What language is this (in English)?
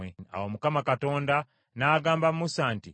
Ganda